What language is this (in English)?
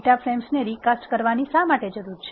Gujarati